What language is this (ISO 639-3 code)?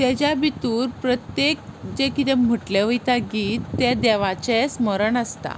kok